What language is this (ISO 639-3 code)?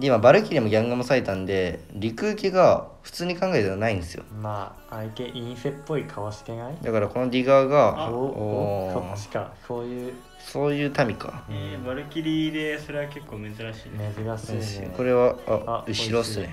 jpn